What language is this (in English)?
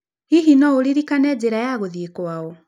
Kikuyu